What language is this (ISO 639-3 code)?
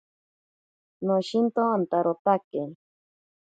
prq